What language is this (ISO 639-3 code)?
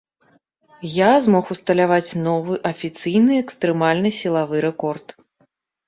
bel